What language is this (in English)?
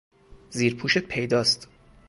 Persian